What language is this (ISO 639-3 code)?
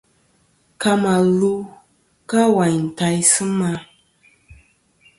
bkm